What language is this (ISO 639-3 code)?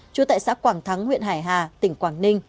vie